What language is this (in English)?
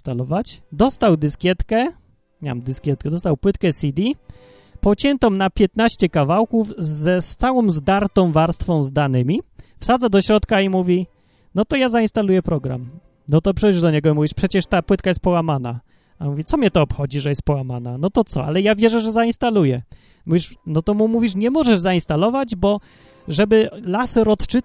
Polish